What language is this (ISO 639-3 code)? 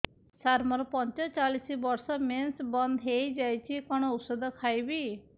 ori